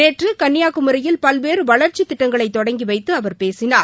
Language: Tamil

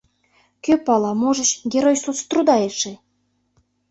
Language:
Mari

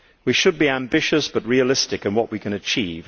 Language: English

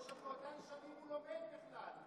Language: Hebrew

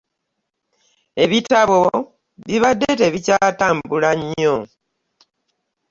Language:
Ganda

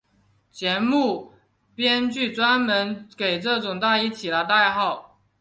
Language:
Chinese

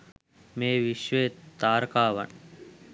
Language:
Sinhala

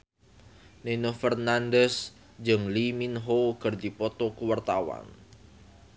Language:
Sundanese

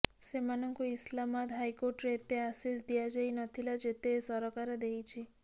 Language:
Odia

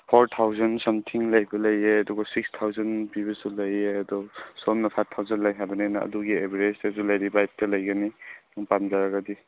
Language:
Manipuri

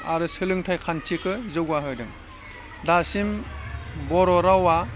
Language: Bodo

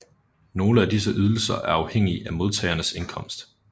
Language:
Danish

